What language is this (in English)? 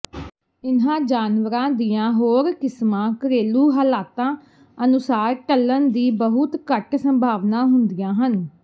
Punjabi